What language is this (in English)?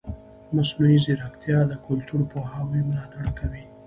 Pashto